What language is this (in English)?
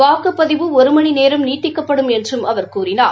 Tamil